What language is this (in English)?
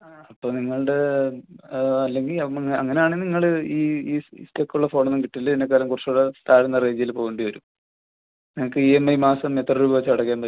Malayalam